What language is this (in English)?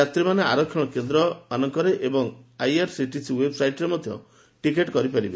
Odia